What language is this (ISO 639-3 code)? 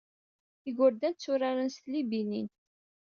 kab